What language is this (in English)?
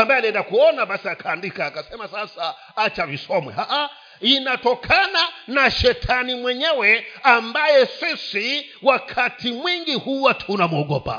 Swahili